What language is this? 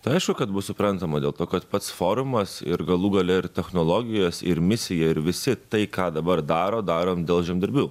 Lithuanian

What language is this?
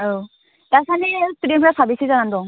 Bodo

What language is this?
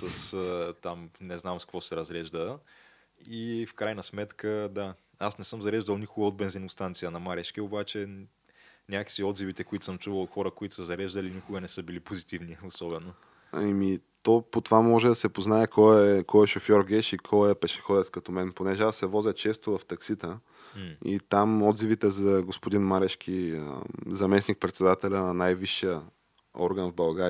Bulgarian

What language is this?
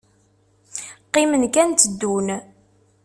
Kabyle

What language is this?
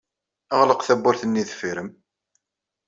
Kabyle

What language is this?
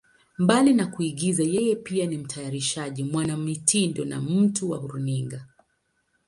Swahili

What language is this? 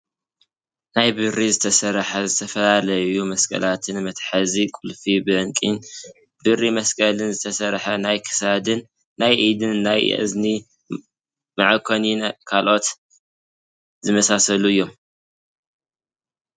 Tigrinya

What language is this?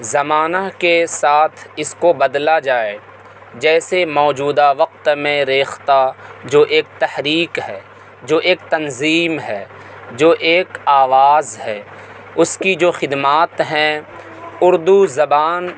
Urdu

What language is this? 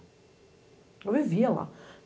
Portuguese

